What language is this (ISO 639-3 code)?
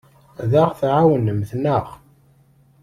kab